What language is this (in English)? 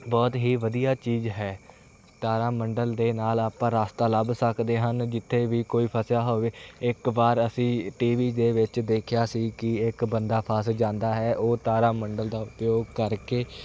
Punjabi